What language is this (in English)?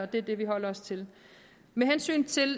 Danish